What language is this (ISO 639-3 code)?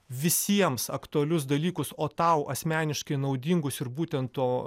lit